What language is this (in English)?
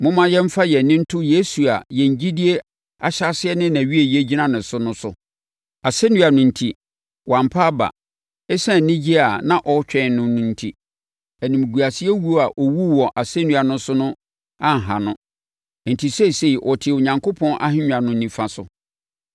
Akan